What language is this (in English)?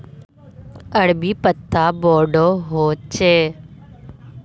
Magahi